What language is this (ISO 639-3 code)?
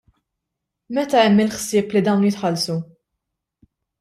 mlt